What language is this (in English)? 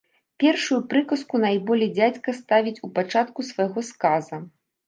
Belarusian